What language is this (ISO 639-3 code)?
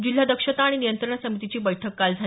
mar